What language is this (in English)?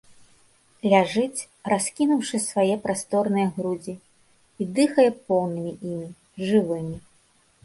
Belarusian